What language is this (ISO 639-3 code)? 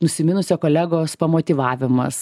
lit